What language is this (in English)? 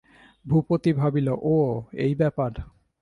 Bangla